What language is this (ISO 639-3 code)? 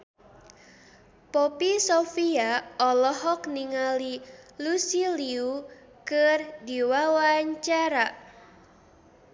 sun